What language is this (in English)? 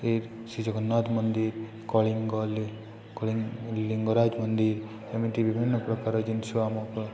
Odia